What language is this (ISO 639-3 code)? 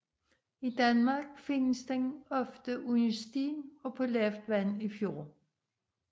dan